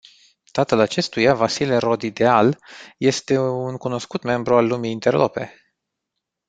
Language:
Romanian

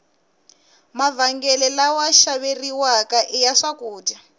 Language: Tsonga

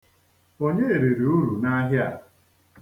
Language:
Igbo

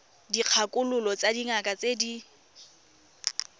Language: Tswana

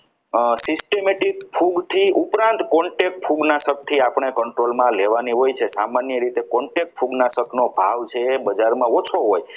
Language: Gujarati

